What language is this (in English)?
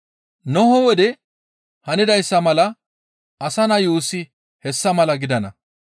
Gamo